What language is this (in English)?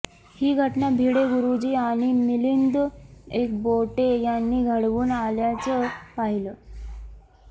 Marathi